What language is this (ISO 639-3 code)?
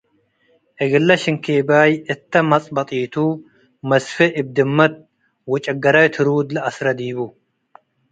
tig